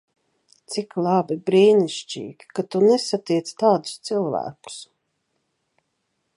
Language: Latvian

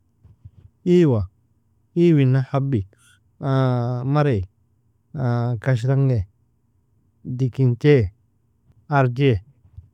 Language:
Nobiin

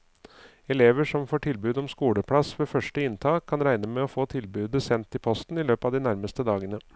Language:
Norwegian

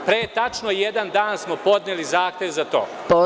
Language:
Serbian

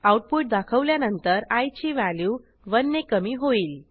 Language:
Marathi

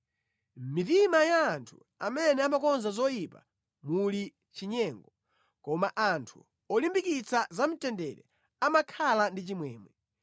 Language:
Nyanja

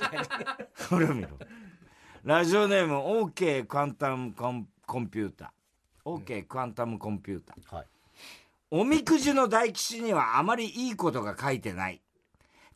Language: Japanese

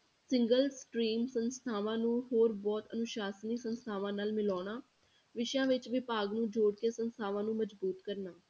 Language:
Punjabi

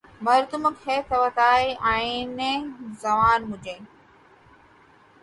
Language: Urdu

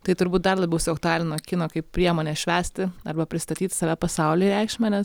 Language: Lithuanian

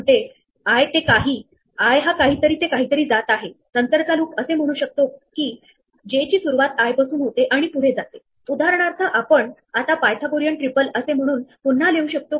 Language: Marathi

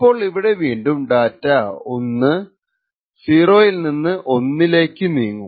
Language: Malayalam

